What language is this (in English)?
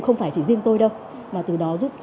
Vietnamese